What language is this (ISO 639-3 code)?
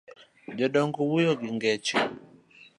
luo